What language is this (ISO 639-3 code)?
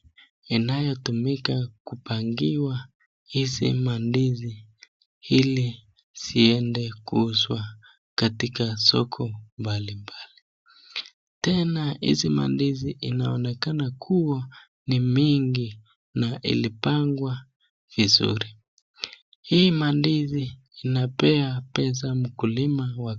swa